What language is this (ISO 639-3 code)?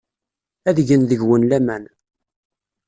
kab